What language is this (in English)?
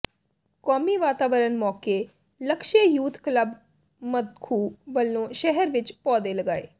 Punjabi